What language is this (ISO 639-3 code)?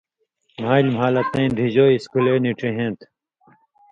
mvy